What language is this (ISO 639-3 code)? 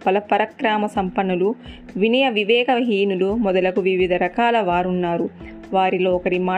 tel